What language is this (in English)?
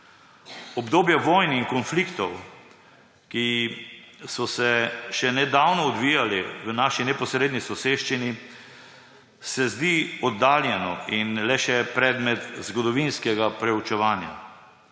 Slovenian